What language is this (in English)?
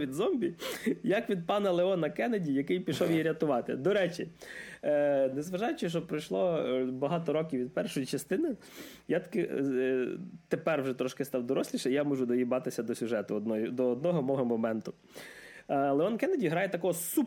Ukrainian